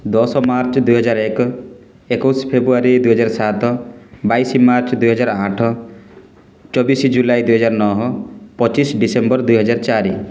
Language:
Odia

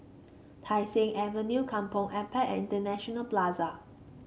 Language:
English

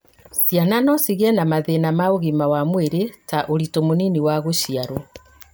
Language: Kikuyu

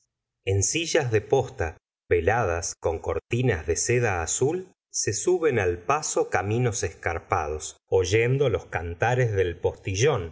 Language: Spanish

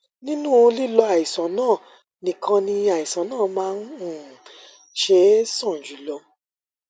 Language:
Yoruba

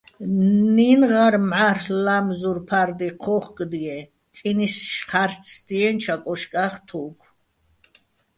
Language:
Bats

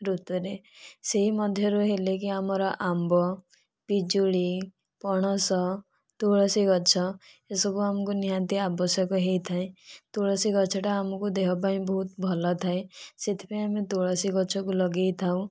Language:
Odia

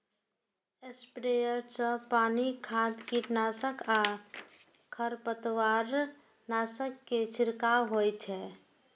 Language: Maithili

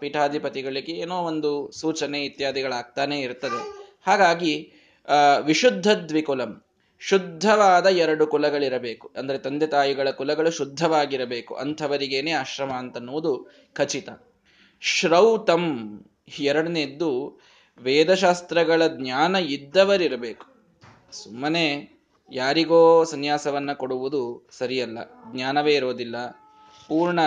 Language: Kannada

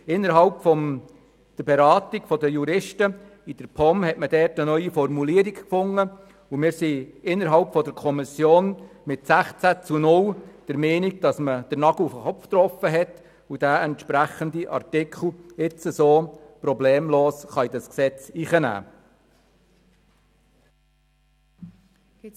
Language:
Swiss German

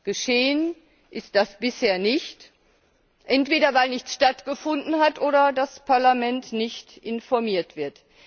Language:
German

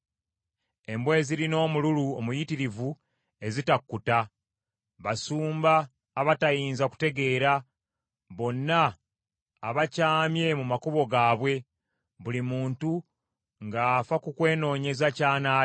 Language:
Ganda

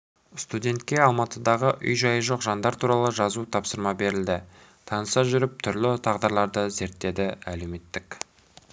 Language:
Kazakh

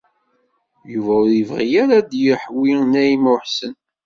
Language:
Kabyle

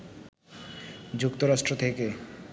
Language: Bangla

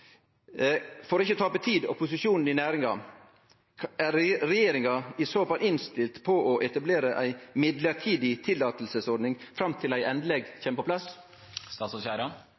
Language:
Norwegian Nynorsk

